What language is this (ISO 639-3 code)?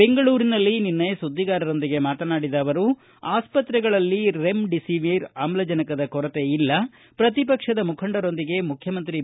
kan